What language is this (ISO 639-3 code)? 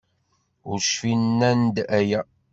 kab